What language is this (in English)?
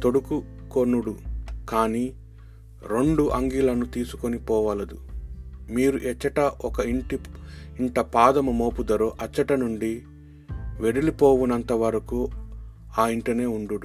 Telugu